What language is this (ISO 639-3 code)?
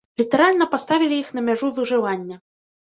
bel